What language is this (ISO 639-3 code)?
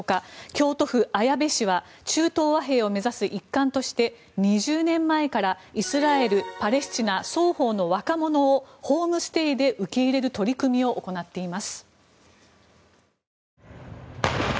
jpn